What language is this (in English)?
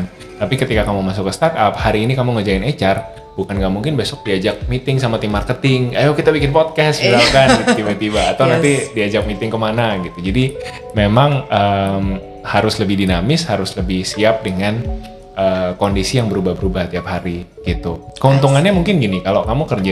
Indonesian